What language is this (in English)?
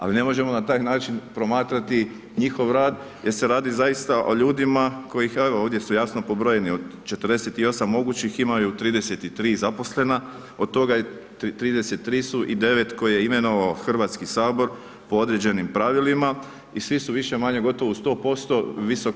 Croatian